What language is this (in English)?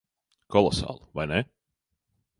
Latvian